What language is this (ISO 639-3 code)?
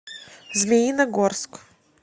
rus